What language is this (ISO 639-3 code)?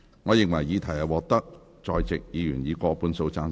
yue